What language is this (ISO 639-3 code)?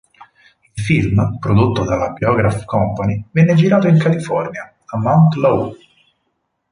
ita